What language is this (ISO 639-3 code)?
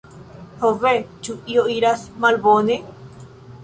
epo